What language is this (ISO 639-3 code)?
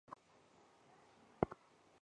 zho